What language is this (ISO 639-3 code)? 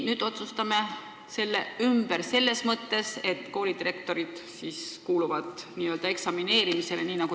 est